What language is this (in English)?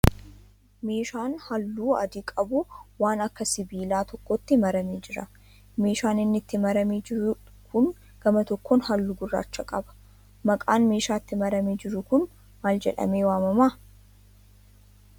Oromo